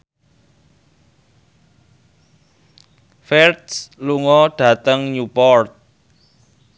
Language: Javanese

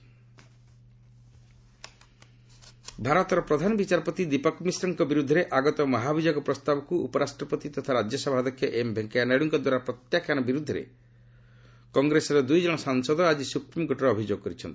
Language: Odia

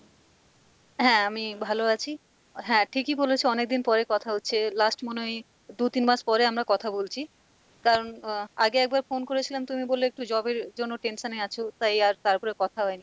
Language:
Bangla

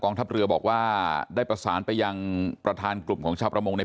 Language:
Thai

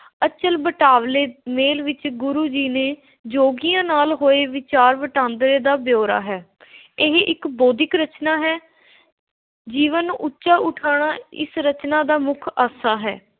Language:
Punjabi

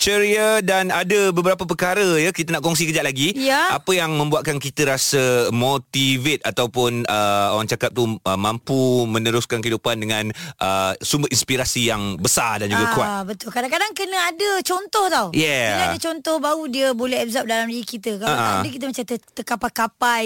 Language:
Malay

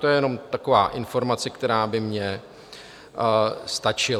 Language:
Czech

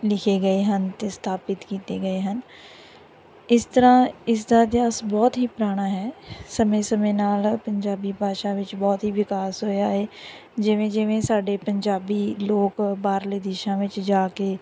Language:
Punjabi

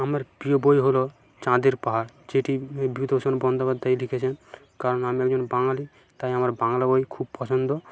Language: Bangla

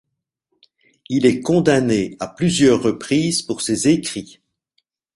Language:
French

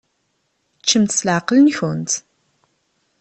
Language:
Kabyle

